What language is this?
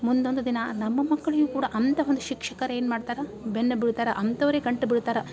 Kannada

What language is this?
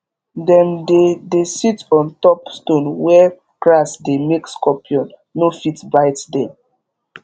Nigerian Pidgin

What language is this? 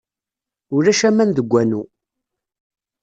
Kabyle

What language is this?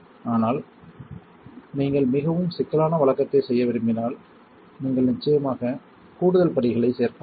Tamil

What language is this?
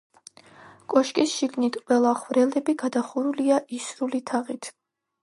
Georgian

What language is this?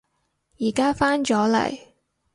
Cantonese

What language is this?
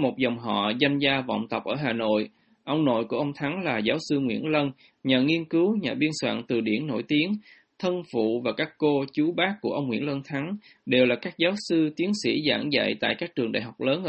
Vietnamese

